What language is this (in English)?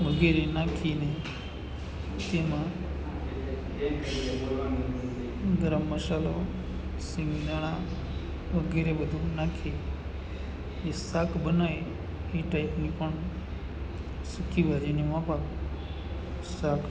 Gujarati